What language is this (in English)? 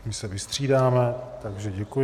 Czech